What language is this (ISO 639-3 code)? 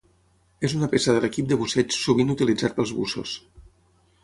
cat